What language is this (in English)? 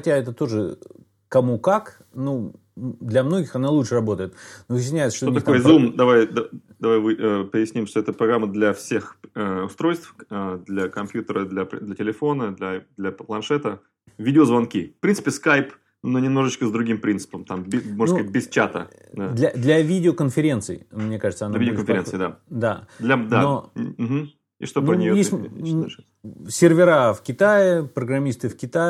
Russian